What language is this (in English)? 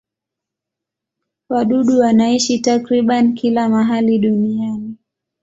Swahili